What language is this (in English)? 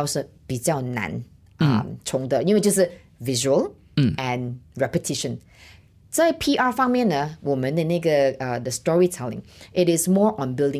Chinese